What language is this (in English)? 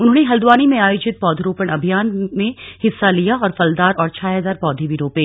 Hindi